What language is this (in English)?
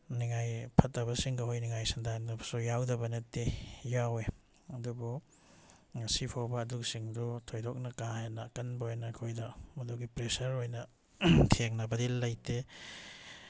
Manipuri